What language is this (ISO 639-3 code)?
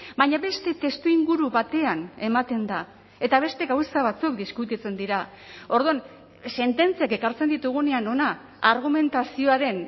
eus